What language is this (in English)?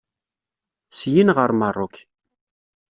Kabyle